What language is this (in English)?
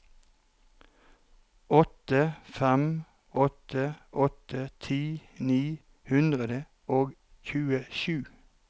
Norwegian